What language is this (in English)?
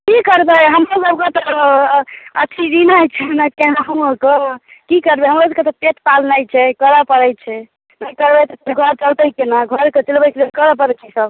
Maithili